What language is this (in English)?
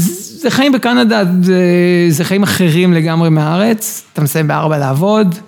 Hebrew